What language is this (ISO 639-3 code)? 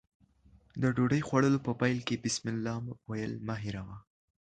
pus